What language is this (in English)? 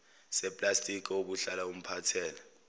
Zulu